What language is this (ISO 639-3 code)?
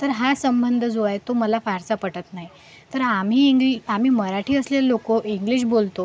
mar